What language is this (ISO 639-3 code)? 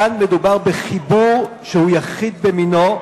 heb